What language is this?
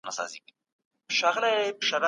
Pashto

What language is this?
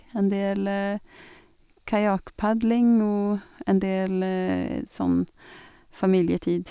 Norwegian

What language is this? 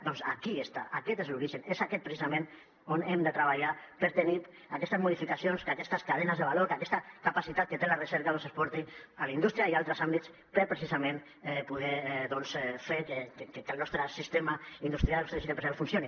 Catalan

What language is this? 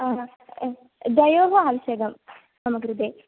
Sanskrit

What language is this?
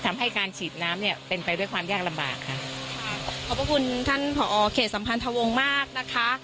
Thai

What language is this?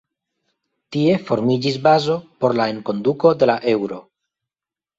Esperanto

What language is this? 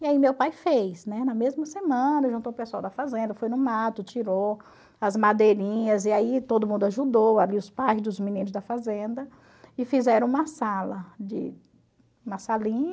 Portuguese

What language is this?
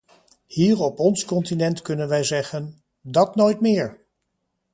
Dutch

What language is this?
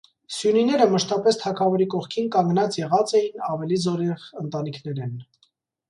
Armenian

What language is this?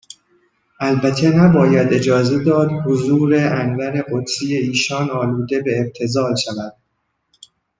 Persian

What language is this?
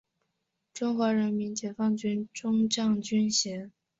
Chinese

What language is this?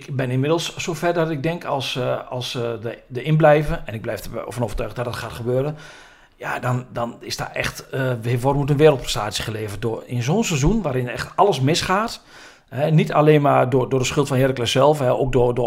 Dutch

